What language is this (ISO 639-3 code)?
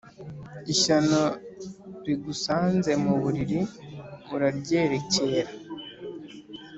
kin